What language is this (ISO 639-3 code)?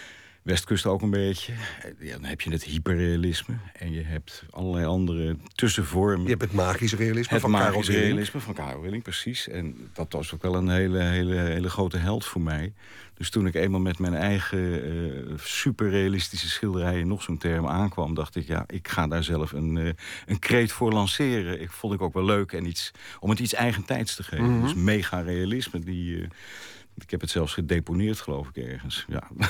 nld